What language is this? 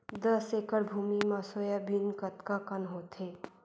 Chhattisgarhi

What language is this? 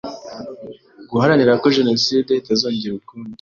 Kinyarwanda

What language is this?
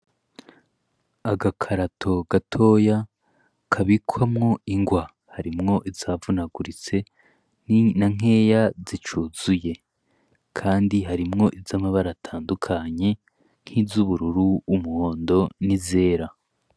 Rundi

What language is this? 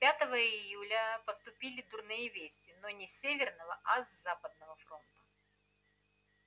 Russian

